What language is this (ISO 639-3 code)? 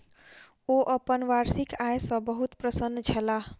mai